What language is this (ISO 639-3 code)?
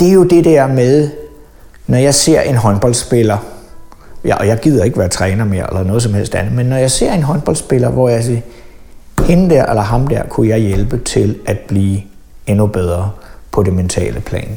dan